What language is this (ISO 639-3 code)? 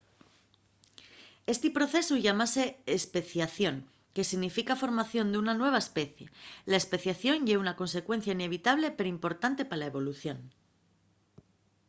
ast